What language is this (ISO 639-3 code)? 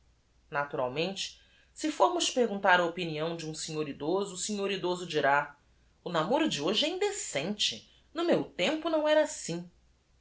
por